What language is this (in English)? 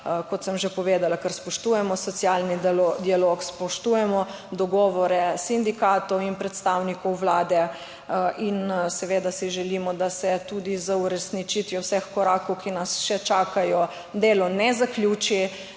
Slovenian